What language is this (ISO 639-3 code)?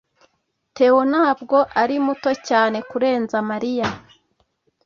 kin